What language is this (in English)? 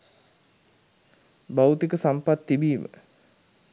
Sinhala